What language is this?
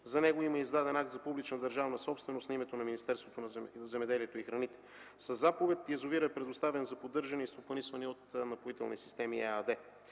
Bulgarian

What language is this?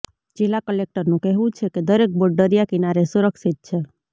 Gujarati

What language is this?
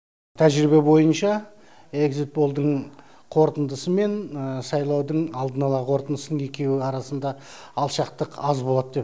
Kazakh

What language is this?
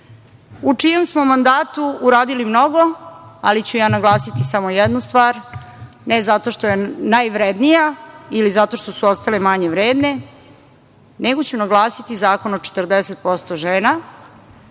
Serbian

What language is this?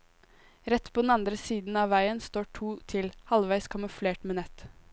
Norwegian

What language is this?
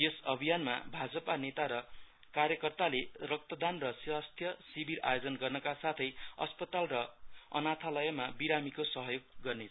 Nepali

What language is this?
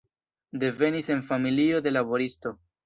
Esperanto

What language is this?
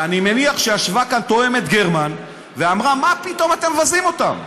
Hebrew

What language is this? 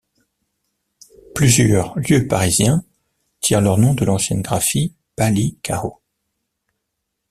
French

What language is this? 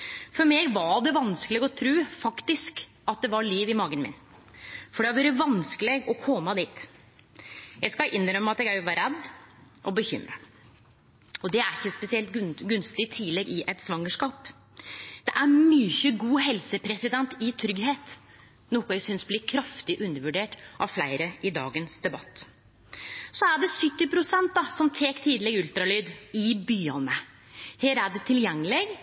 Norwegian Nynorsk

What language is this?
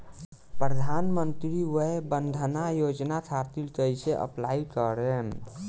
Bhojpuri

